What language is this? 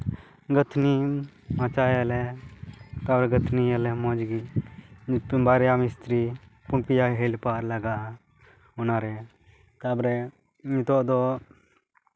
Santali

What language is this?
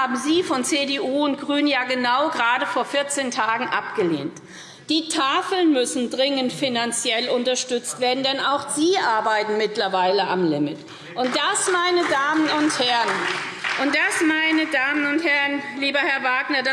German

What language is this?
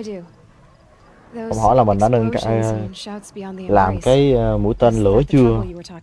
Vietnamese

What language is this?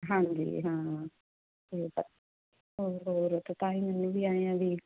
Punjabi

